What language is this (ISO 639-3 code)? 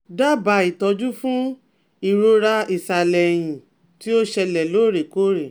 yor